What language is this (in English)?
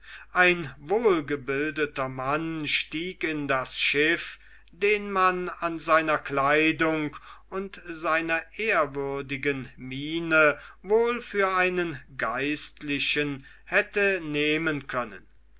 German